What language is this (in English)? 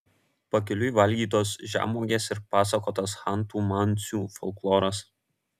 Lithuanian